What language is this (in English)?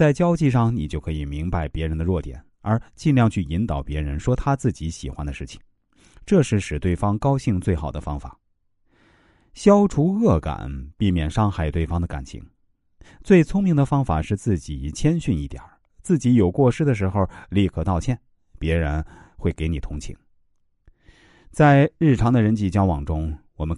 Chinese